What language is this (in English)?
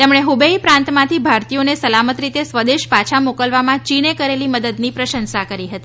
Gujarati